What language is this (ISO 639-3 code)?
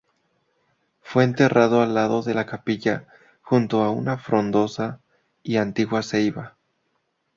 spa